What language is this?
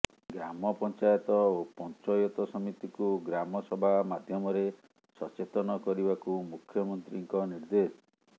Odia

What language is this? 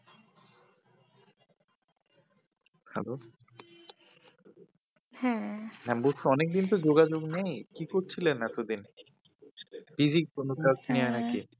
Bangla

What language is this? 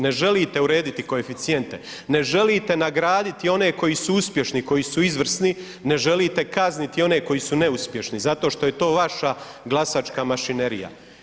Croatian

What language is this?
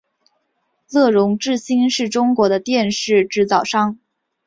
Chinese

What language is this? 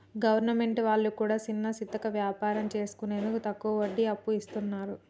Telugu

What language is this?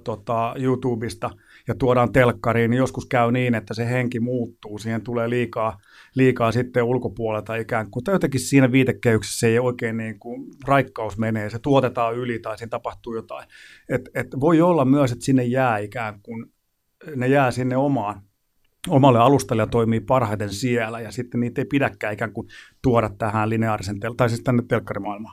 Finnish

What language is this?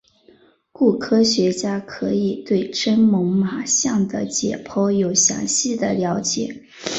Chinese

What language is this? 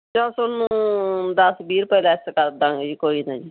Punjabi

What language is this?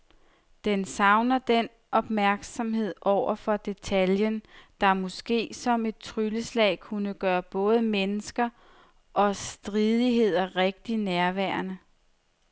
Danish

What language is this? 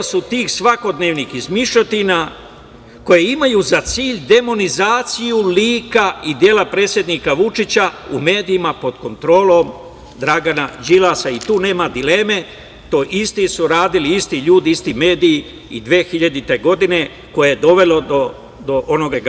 Serbian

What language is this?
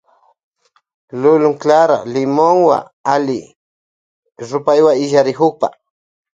Loja Highland Quichua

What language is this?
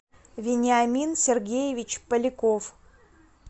Russian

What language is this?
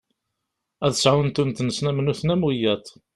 Kabyle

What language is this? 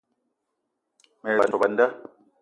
Eton (Cameroon)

